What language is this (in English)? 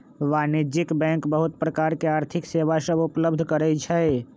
Magahi